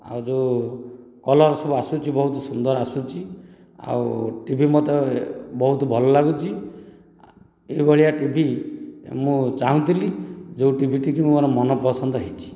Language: Odia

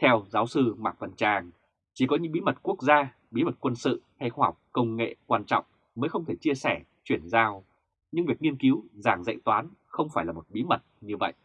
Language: Vietnamese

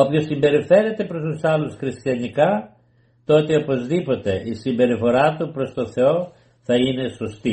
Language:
Greek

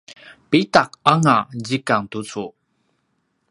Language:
Paiwan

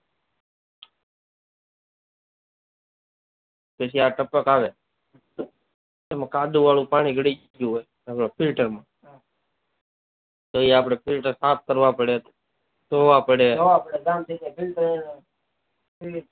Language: Gujarati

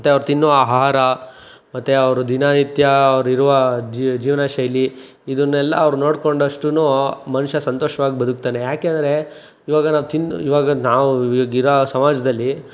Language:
Kannada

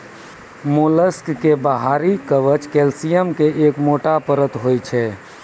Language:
Maithili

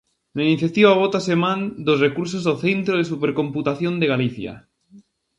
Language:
Galician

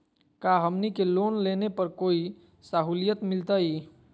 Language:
Magahi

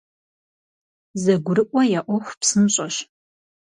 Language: Kabardian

